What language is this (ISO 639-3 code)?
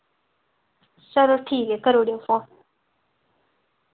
doi